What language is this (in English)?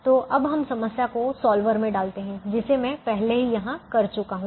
Hindi